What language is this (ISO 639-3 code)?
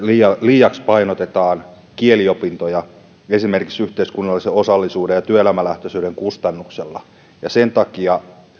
fin